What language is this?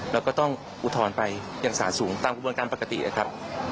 Thai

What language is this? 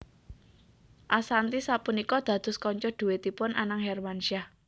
Javanese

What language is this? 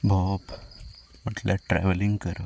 Konkani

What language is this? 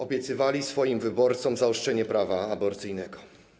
Polish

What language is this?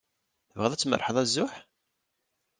Kabyle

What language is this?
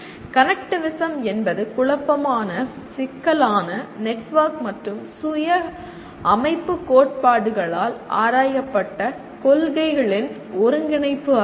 Tamil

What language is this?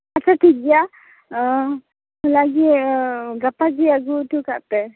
Santali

